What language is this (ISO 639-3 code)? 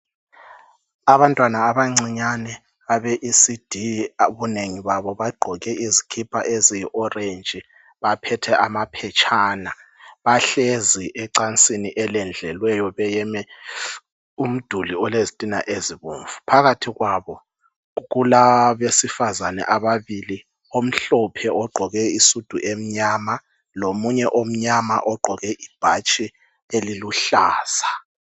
nde